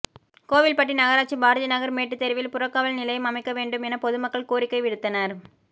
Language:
Tamil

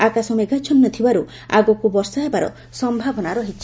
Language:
Odia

